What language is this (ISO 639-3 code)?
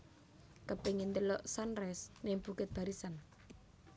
jav